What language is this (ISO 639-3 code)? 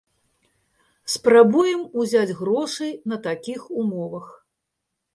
bel